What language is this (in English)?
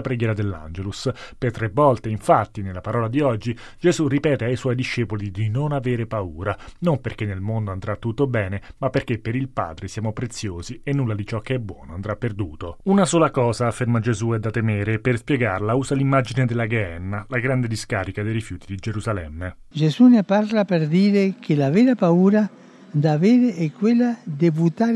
Italian